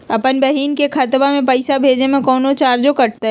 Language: Magahi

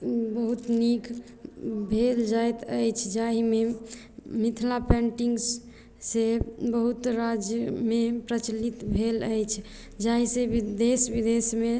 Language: Maithili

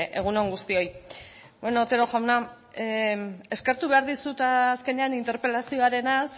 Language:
Basque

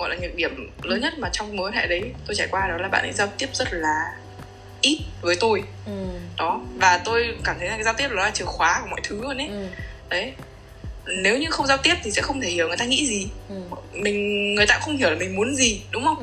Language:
Vietnamese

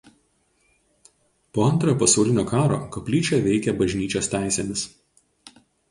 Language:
Lithuanian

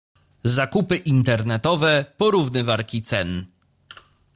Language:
Polish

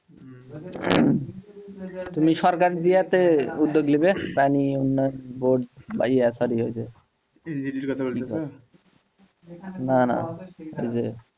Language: Bangla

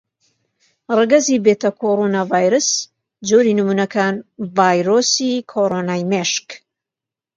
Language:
Central Kurdish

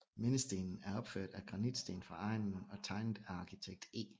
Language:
Danish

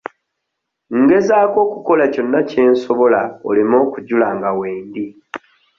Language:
Ganda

